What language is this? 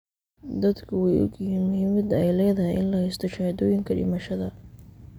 Somali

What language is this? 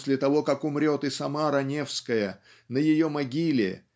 Russian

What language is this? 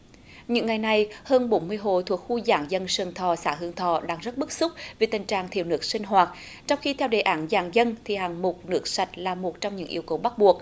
Vietnamese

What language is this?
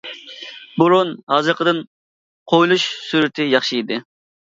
Uyghur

